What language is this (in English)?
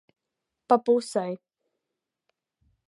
Latvian